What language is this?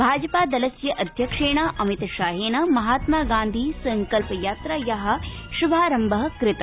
Sanskrit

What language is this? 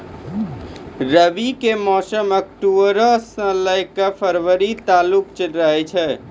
Maithili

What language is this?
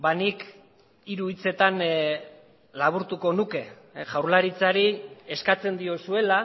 Basque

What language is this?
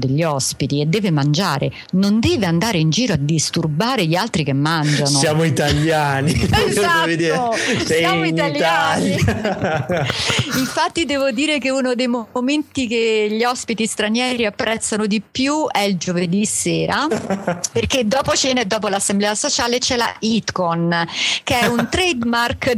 Italian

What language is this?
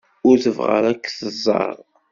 Kabyle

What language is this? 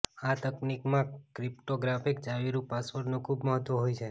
Gujarati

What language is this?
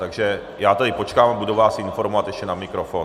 Czech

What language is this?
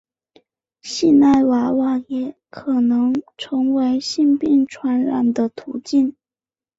Chinese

